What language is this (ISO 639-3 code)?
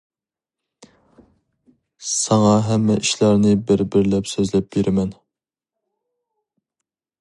uig